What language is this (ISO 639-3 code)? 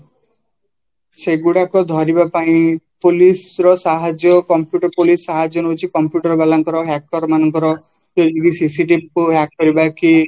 ori